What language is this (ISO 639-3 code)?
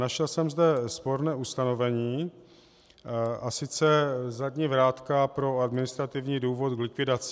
ces